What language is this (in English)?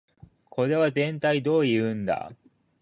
Japanese